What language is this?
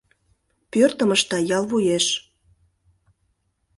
Mari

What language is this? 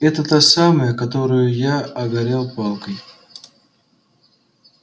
Russian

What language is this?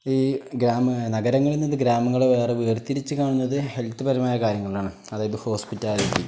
Malayalam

